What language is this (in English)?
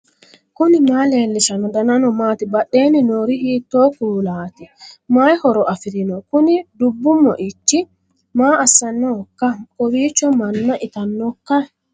Sidamo